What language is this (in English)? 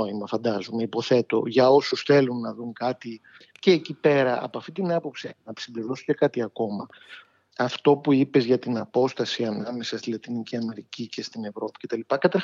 Greek